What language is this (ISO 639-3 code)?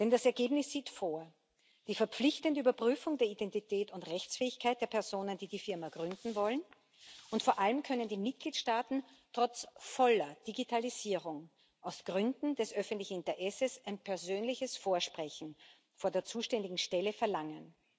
deu